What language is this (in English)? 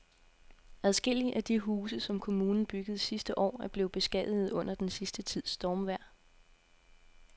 Danish